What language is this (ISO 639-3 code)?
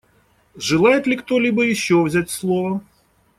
rus